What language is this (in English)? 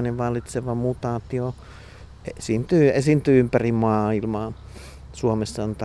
Finnish